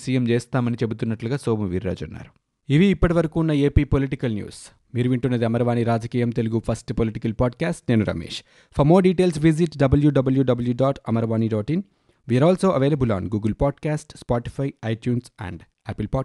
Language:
Telugu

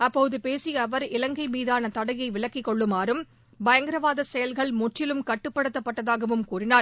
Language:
Tamil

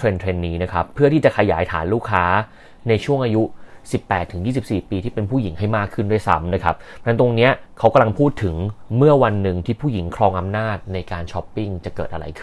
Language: Thai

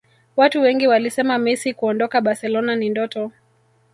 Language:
Swahili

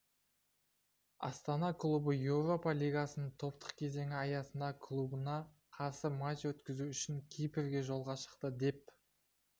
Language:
Kazakh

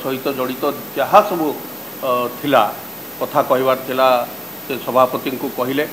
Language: Hindi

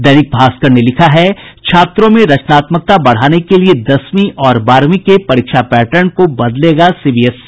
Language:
Hindi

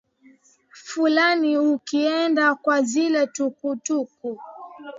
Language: Swahili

